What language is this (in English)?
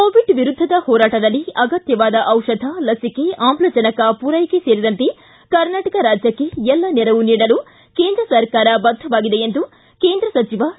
Kannada